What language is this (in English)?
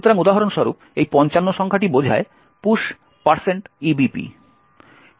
Bangla